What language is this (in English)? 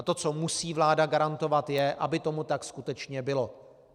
Czech